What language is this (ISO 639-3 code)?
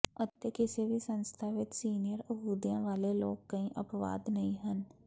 pan